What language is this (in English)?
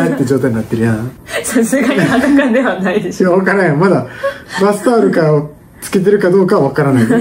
Japanese